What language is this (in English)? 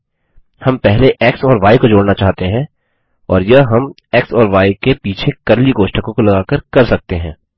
Hindi